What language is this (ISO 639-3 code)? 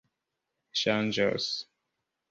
epo